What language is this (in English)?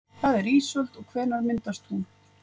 Icelandic